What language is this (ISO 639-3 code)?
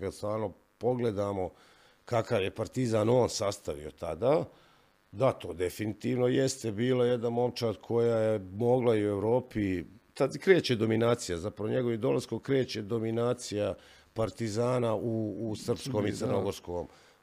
hrv